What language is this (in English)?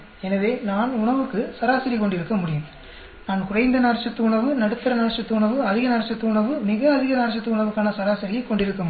Tamil